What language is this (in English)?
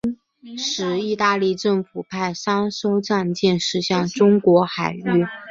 Chinese